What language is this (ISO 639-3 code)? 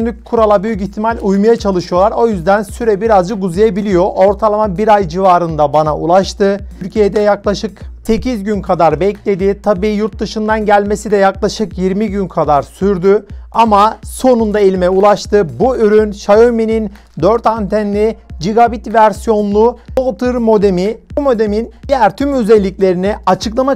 tur